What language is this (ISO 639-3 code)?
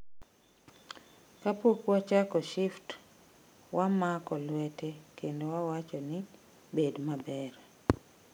luo